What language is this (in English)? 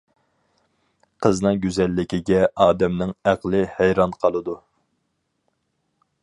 Uyghur